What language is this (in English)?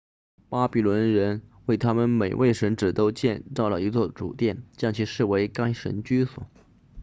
Chinese